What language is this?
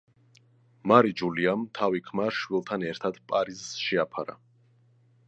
Georgian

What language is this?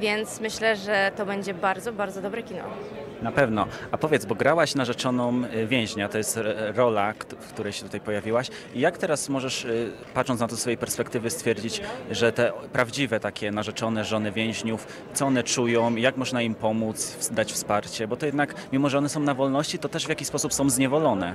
Polish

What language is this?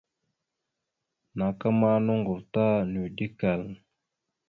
Mada (Cameroon)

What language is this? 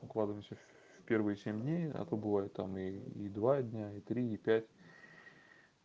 Russian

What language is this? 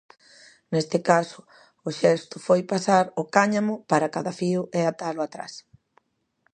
Galician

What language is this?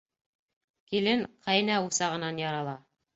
Bashkir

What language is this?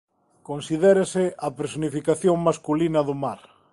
Galician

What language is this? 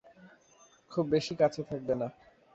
Bangla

